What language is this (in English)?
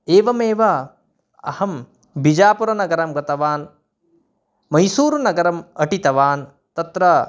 Sanskrit